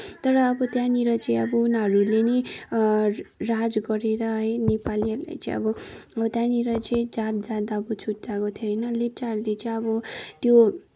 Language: Nepali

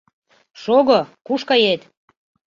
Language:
Mari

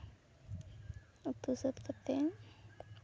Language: Santali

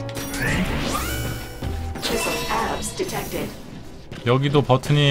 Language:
Korean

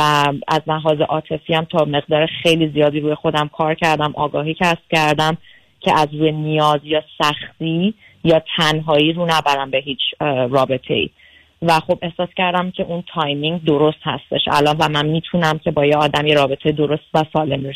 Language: Persian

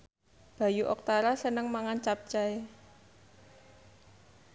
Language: Javanese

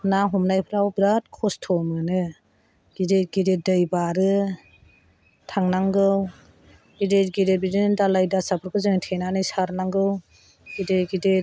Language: Bodo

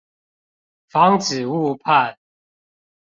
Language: Chinese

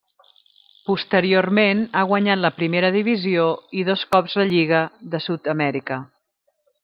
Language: Catalan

